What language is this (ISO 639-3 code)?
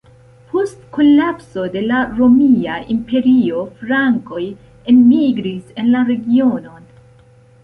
epo